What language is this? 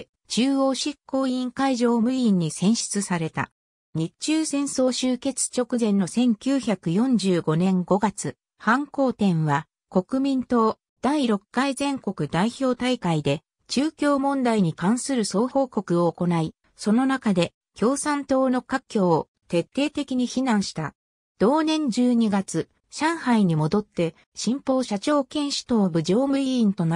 Japanese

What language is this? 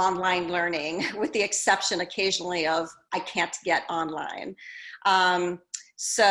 English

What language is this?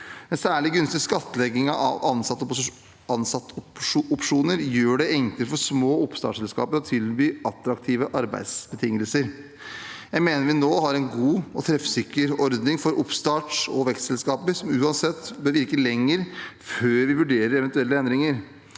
Norwegian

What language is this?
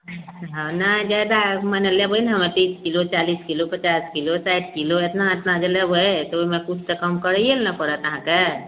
Maithili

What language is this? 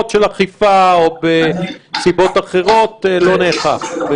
Hebrew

